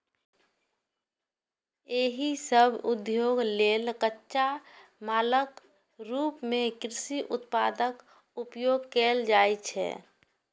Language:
Maithili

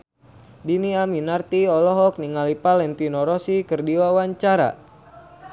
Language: Sundanese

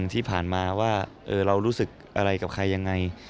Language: Thai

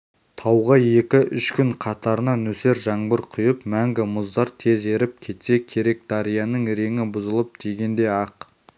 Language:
Kazakh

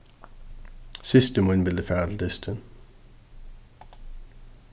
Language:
Faroese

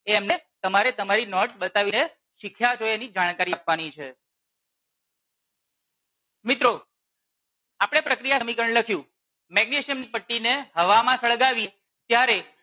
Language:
Gujarati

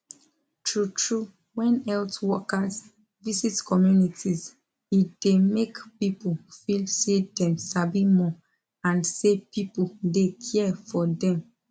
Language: Nigerian Pidgin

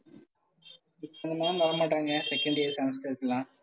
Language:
Tamil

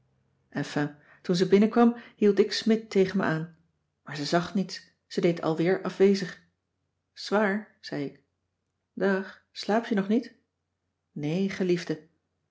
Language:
Dutch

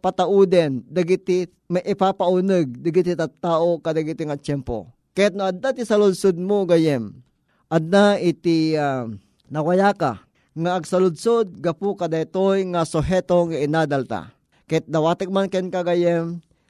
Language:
Filipino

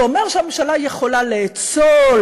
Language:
Hebrew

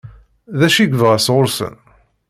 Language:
Kabyle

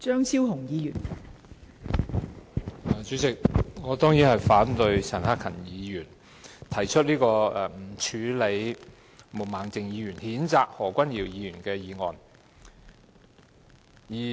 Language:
Cantonese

